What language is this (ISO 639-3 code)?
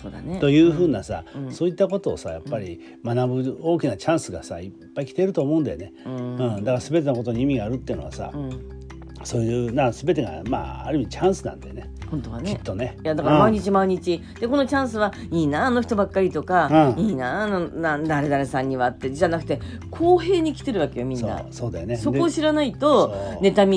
jpn